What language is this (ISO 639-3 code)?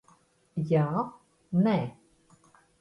lav